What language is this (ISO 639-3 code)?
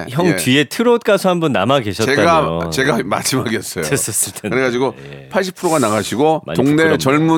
kor